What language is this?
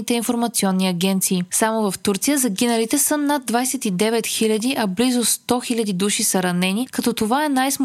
Bulgarian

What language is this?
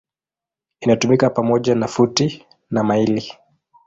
Swahili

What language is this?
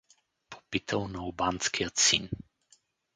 Bulgarian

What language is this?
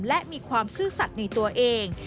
Thai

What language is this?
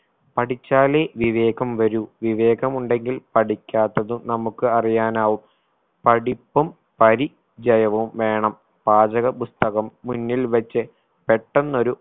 Malayalam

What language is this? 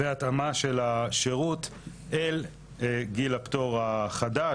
Hebrew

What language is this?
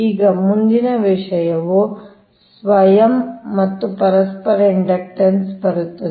Kannada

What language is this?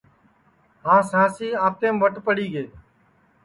Sansi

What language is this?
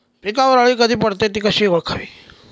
Marathi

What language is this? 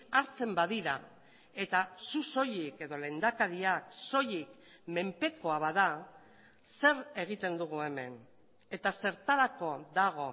Basque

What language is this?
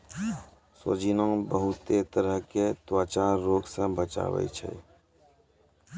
Maithili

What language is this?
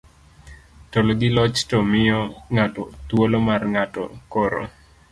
Luo (Kenya and Tanzania)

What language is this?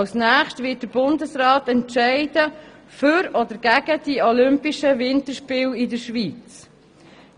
Swiss German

